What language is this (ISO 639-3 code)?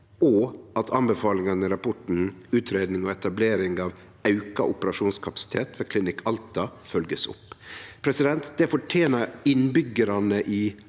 nor